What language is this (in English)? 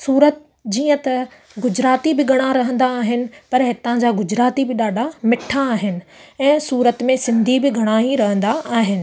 Sindhi